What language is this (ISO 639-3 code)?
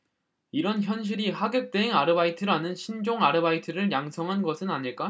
kor